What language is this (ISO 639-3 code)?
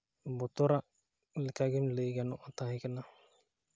sat